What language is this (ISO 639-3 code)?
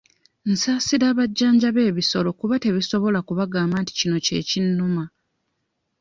lug